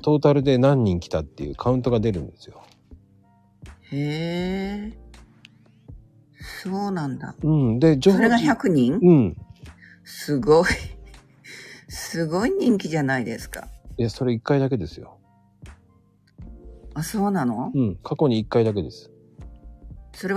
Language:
Japanese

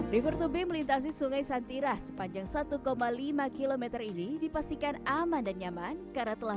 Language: Indonesian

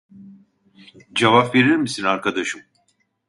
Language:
Turkish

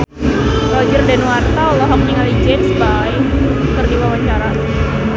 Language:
Sundanese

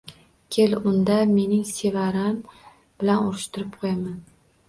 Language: Uzbek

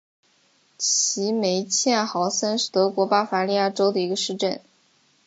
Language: Chinese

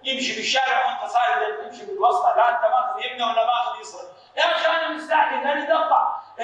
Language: Arabic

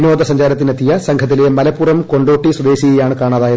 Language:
Malayalam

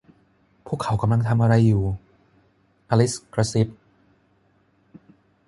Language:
Thai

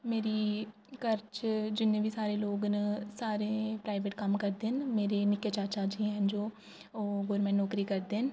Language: Dogri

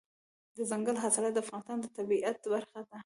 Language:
Pashto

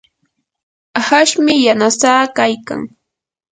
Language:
Yanahuanca Pasco Quechua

